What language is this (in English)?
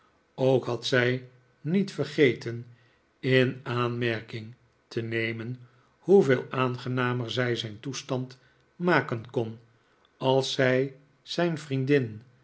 Dutch